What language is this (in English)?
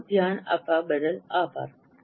Gujarati